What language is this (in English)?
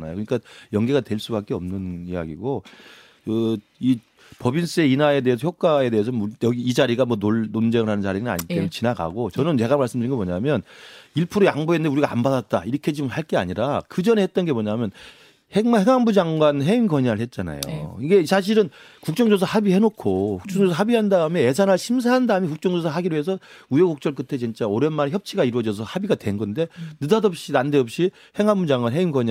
Korean